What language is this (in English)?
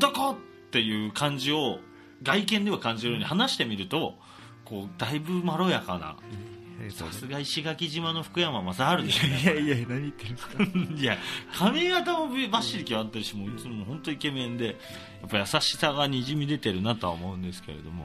Japanese